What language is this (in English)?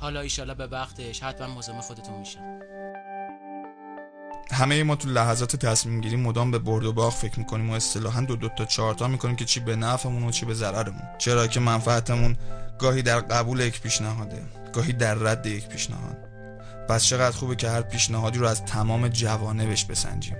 Persian